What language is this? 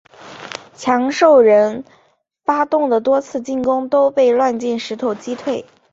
Chinese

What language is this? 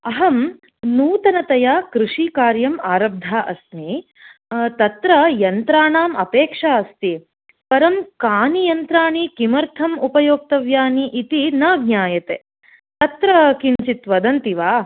Sanskrit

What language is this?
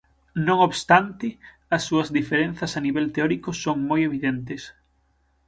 Galician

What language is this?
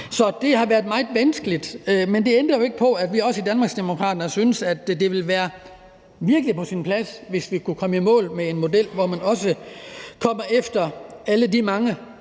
Danish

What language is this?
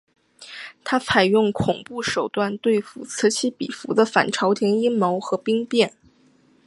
Chinese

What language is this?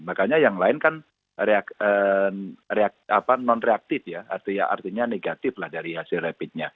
Indonesian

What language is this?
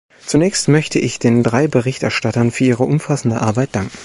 German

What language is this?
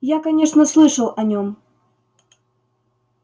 Russian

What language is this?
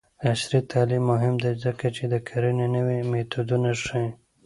Pashto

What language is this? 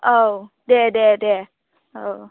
Bodo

